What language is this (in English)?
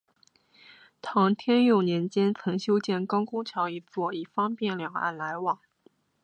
Chinese